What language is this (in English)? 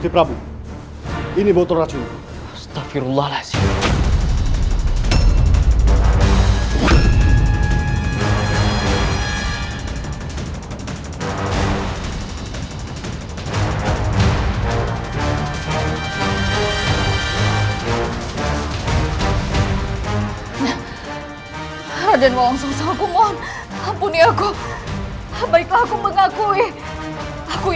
Indonesian